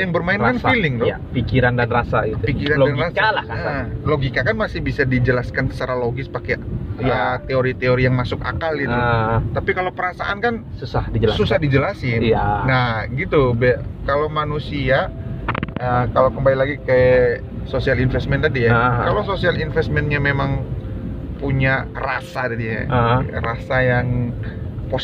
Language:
Indonesian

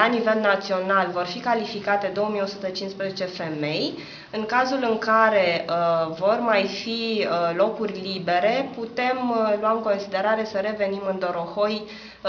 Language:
Romanian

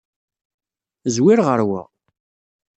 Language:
Kabyle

